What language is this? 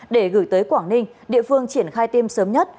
Vietnamese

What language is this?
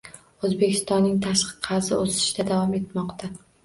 Uzbek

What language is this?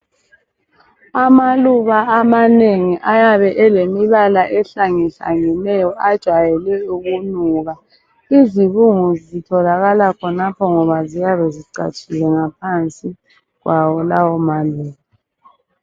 North Ndebele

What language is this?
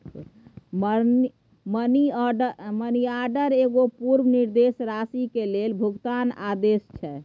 Maithili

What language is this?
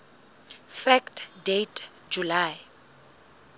Southern Sotho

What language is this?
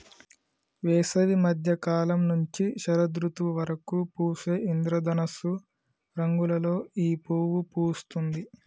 Telugu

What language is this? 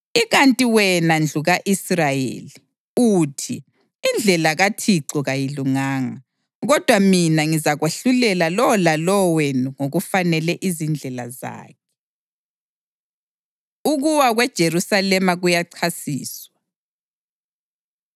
North Ndebele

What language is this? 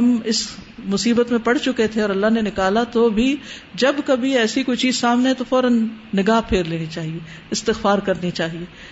Urdu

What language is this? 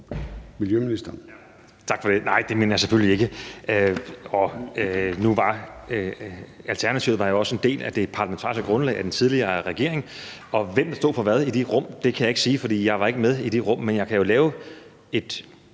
Danish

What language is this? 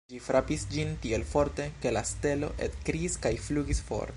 Esperanto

